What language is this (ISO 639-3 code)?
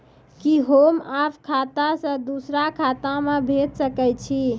mai